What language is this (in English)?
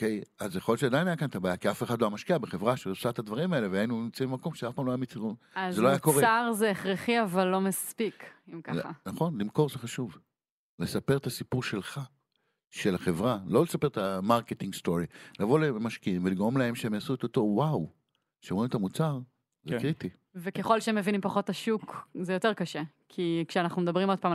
Hebrew